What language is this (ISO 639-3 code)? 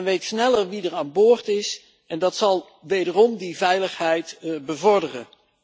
nld